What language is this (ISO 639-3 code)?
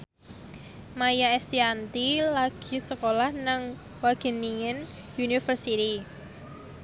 jav